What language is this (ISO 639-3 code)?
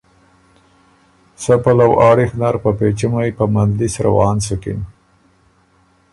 oru